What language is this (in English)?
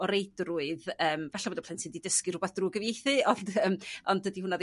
Welsh